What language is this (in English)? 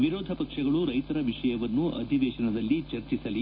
Kannada